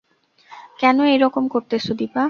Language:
Bangla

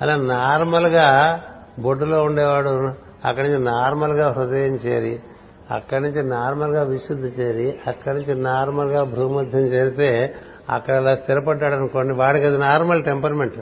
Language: Telugu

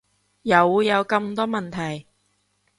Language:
Cantonese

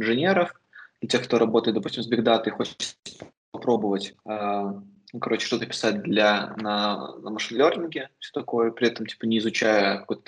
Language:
Russian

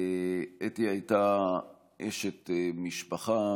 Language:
Hebrew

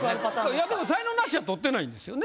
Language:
Japanese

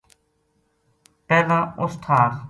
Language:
Gujari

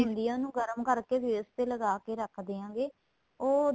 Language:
Punjabi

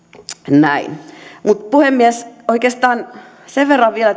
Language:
Finnish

